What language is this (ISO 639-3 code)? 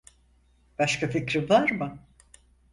tur